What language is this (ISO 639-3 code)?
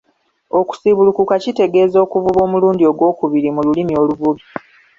lug